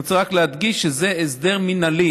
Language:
Hebrew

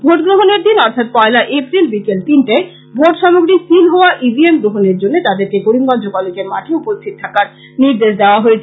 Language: Bangla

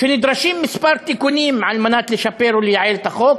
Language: Hebrew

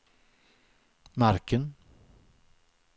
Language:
Swedish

